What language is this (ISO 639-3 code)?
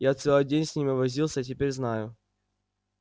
rus